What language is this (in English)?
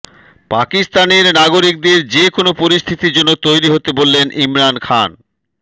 Bangla